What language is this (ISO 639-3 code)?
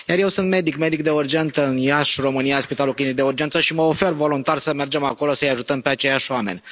ron